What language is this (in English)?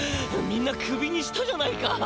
Japanese